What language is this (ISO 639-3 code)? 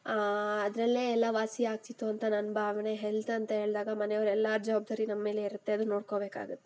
kan